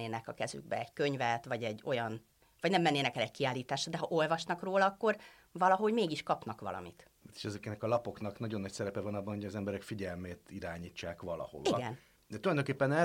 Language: Hungarian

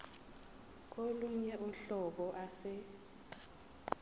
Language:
Zulu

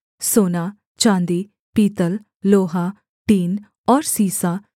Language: Hindi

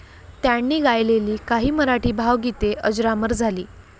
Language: Marathi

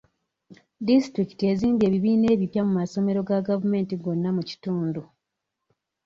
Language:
Ganda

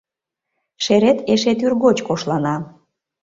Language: Mari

